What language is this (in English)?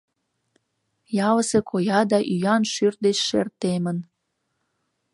Mari